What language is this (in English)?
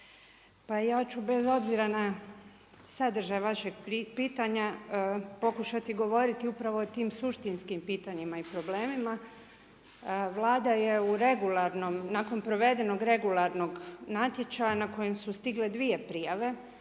Croatian